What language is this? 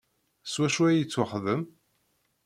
Kabyle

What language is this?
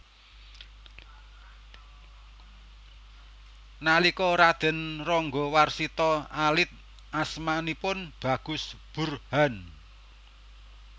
Javanese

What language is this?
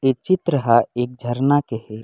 Chhattisgarhi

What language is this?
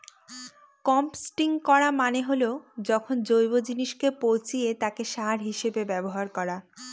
Bangla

